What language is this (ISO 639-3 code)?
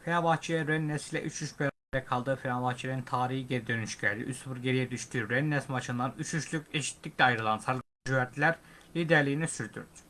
tur